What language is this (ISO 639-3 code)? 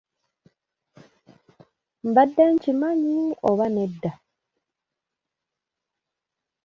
lug